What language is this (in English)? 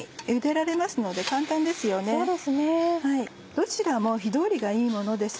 Japanese